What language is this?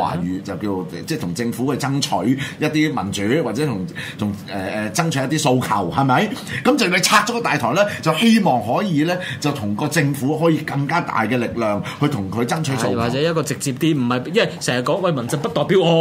Chinese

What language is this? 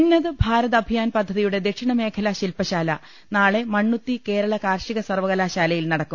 Malayalam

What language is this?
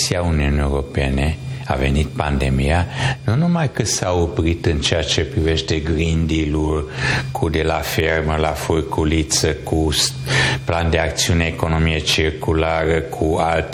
Romanian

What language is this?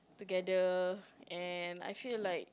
English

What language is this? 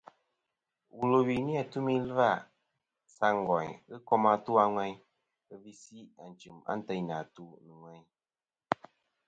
Kom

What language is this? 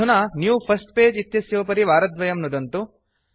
Sanskrit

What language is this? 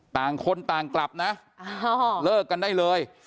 Thai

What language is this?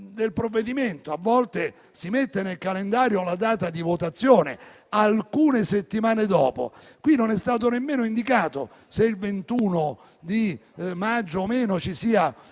Italian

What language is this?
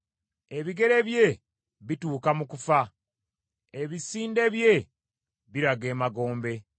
Ganda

